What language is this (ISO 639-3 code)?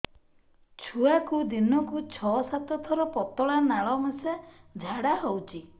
ori